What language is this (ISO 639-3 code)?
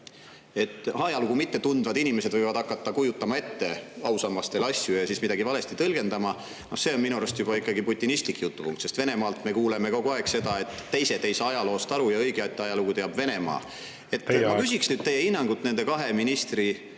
est